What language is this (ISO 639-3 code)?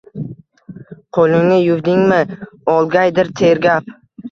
uzb